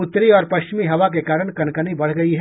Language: Hindi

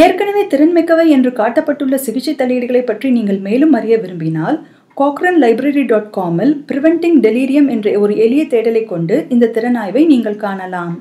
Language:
Tamil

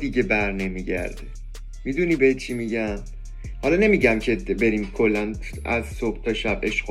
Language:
Persian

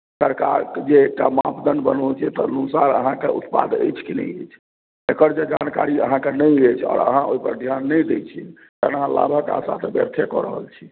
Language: Maithili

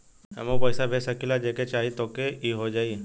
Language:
Bhojpuri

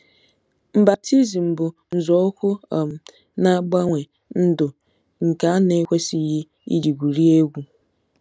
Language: Igbo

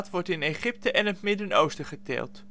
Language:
Dutch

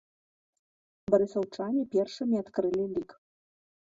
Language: Belarusian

